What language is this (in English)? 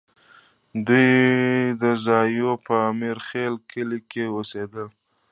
Pashto